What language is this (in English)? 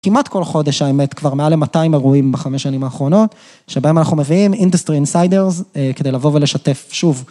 Hebrew